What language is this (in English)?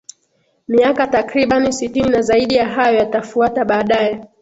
Swahili